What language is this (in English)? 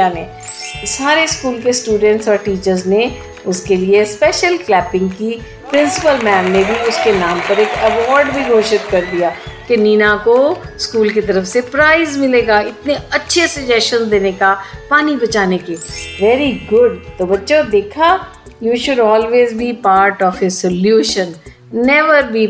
Hindi